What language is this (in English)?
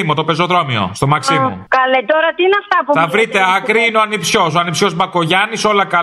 Greek